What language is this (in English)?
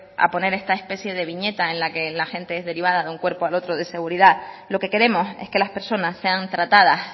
Spanish